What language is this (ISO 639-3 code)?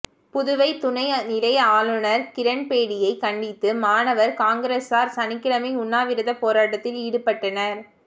tam